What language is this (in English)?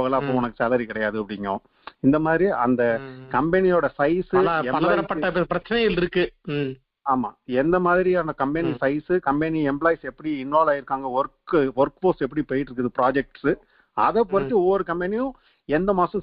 Tamil